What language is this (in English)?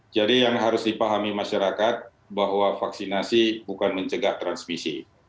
Indonesian